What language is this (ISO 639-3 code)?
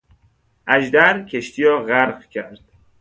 fas